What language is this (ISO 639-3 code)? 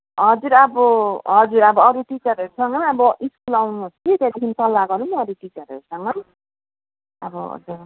nep